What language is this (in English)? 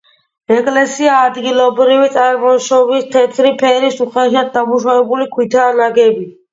Georgian